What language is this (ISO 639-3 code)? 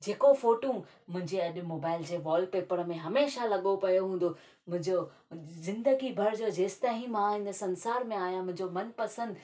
snd